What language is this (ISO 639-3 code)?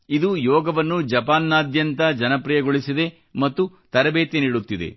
kan